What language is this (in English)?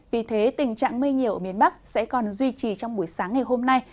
Vietnamese